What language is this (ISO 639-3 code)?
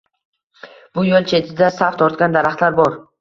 uzb